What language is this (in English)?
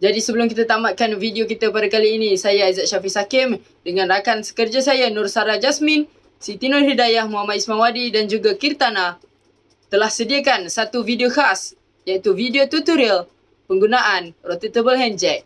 Malay